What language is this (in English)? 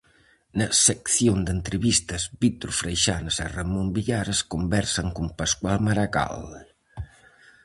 Galician